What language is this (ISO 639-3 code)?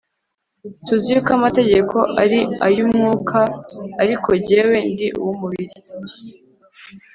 kin